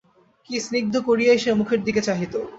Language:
Bangla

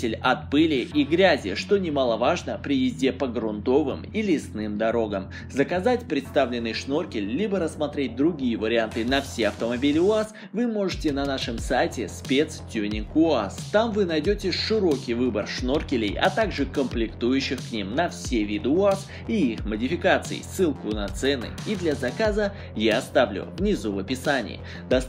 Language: Russian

